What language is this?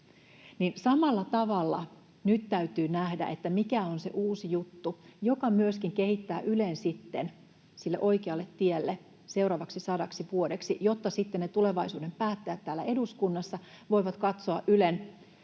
Finnish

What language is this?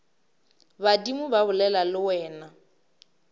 Northern Sotho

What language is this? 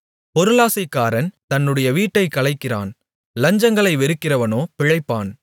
Tamil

